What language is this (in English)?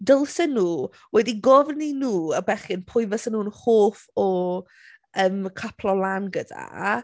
Welsh